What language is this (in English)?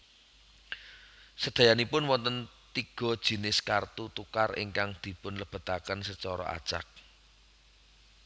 Javanese